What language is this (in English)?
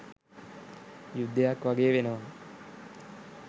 Sinhala